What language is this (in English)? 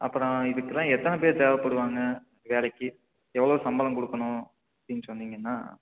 Tamil